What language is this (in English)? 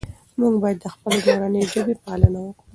Pashto